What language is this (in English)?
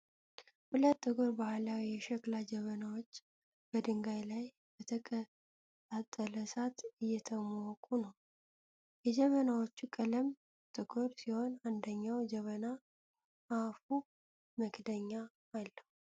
Amharic